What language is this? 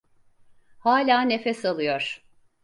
Turkish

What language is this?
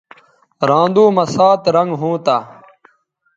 Bateri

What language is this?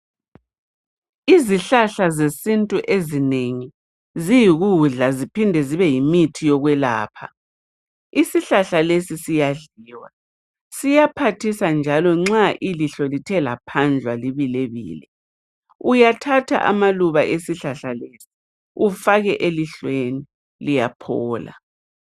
North Ndebele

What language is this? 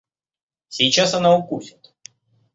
Russian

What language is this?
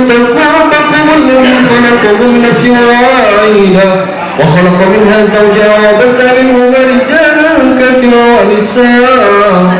Indonesian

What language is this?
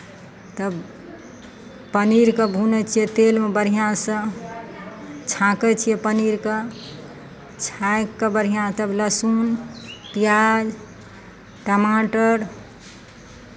Maithili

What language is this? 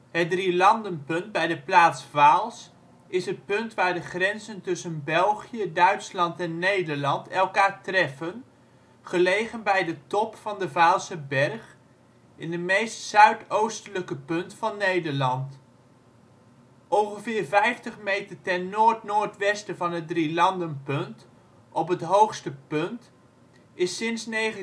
Dutch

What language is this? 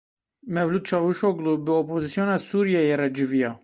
Kurdish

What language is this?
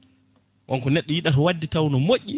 Fula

